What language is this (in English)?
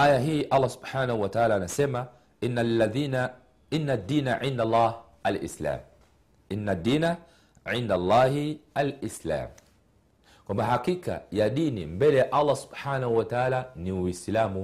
Swahili